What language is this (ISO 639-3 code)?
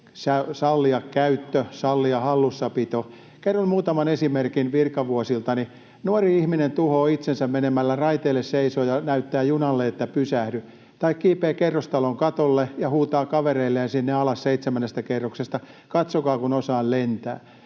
fin